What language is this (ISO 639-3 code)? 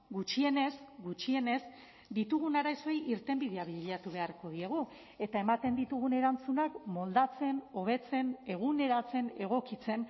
eus